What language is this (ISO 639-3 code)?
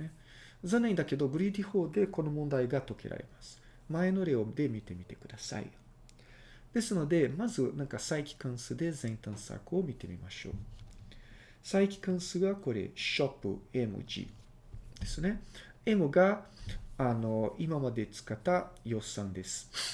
jpn